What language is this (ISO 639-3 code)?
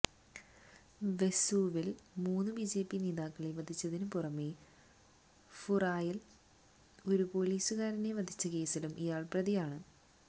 mal